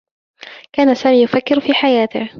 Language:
Arabic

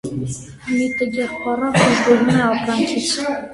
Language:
Armenian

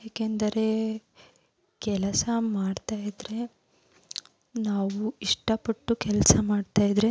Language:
Kannada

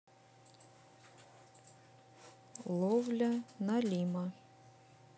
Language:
Russian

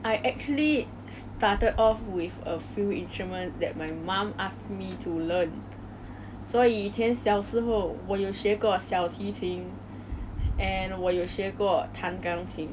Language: English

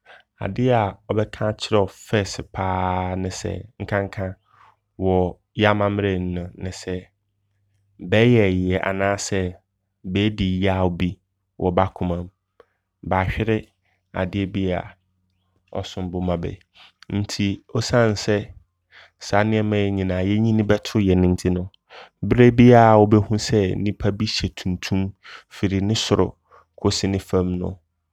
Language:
Abron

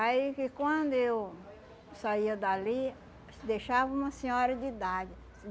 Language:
Portuguese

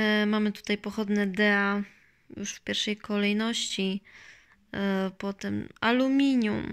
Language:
Polish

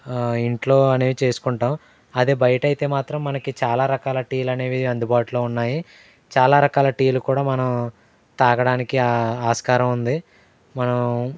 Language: Telugu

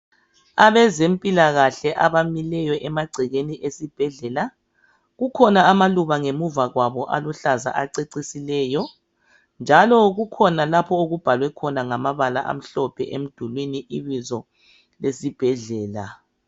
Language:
North Ndebele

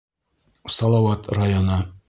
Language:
Bashkir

